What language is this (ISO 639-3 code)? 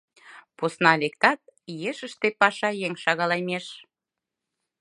chm